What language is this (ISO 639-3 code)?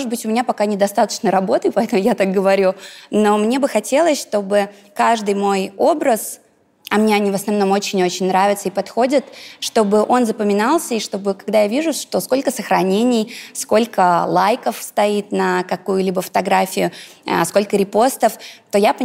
rus